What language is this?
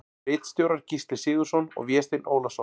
Icelandic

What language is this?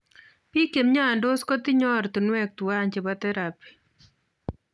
Kalenjin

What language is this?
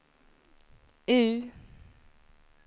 Swedish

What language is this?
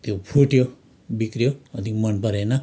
Nepali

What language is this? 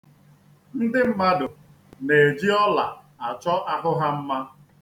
Igbo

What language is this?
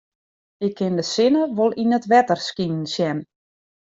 Western Frisian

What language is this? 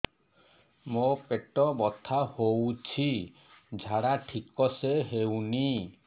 Odia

